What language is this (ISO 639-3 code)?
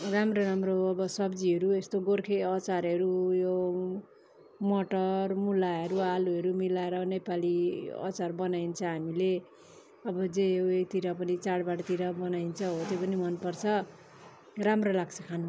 nep